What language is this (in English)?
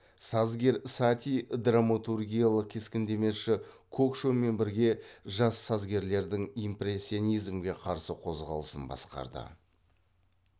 Kazakh